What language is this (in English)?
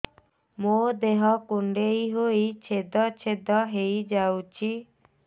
Odia